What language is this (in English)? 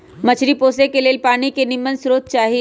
Magahi